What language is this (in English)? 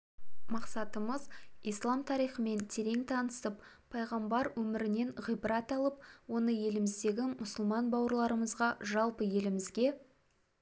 Kazakh